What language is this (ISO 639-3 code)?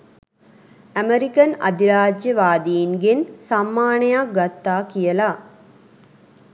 sin